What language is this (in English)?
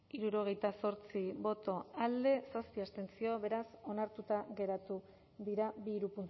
Basque